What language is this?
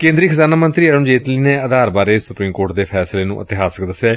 Punjabi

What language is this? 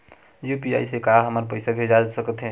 Chhattisgarhi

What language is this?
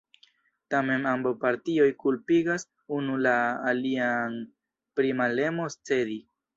Esperanto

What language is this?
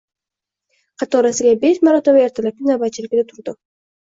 Uzbek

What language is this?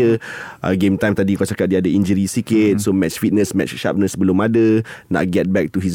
Malay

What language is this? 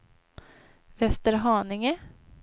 Swedish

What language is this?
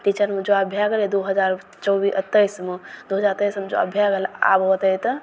Maithili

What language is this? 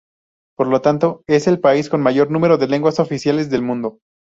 Spanish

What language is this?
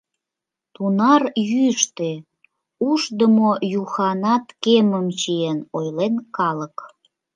Mari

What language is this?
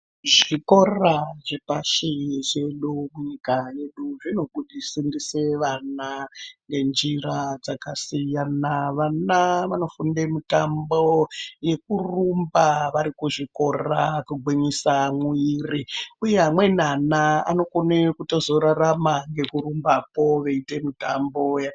Ndau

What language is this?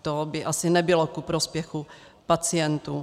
Czech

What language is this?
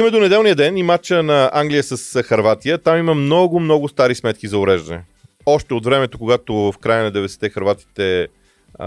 Bulgarian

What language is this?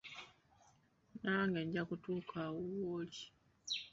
Ganda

